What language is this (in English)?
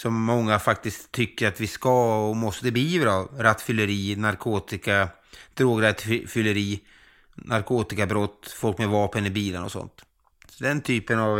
Swedish